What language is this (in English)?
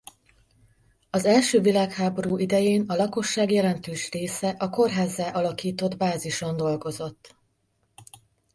Hungarian